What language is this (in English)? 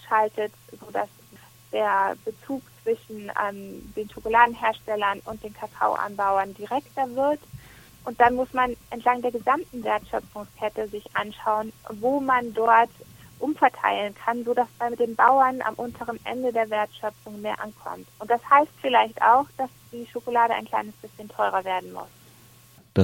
German